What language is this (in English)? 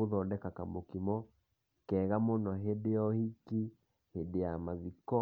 Kikuyu